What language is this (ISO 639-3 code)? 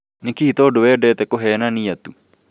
kik